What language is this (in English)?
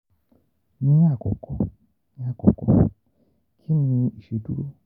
Yoruba